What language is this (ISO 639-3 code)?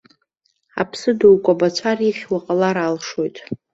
abk